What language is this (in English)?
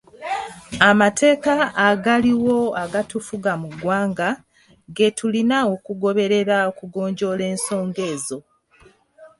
Ganda